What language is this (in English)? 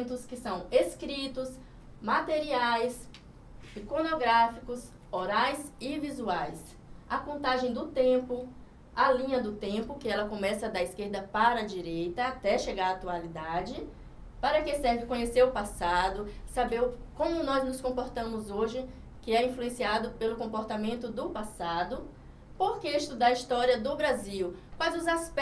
Portuguese